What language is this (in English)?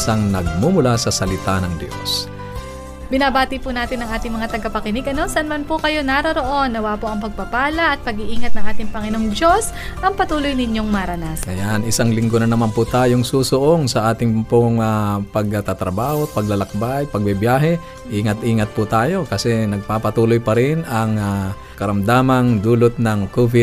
Filipino